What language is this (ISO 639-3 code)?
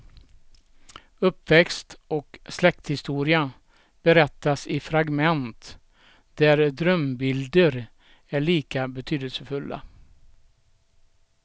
swe